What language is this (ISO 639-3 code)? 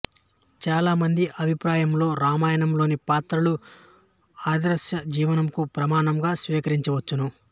tel